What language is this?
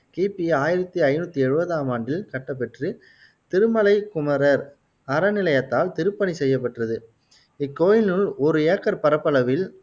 Tamil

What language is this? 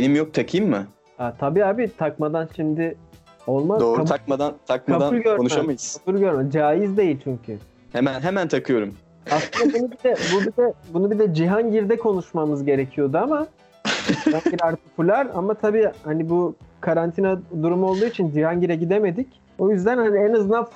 Turkish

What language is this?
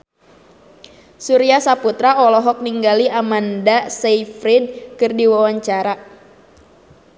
Sundanese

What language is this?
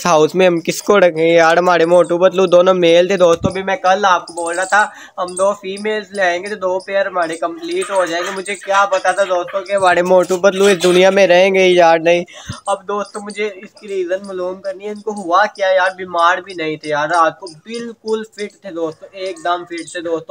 Hindi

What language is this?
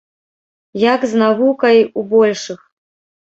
Belarusian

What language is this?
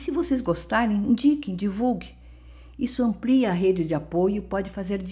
Portuguese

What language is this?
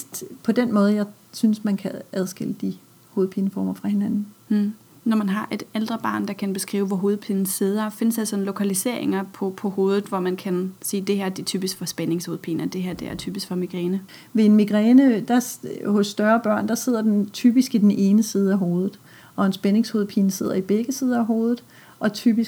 Danish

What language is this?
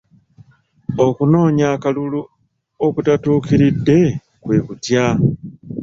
Ganda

